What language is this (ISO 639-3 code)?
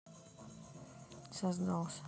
rus